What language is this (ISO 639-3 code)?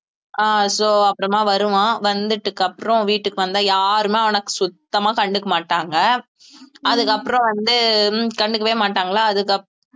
tam